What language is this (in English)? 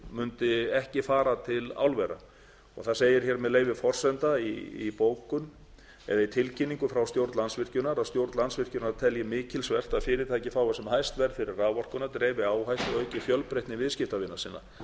Icelandic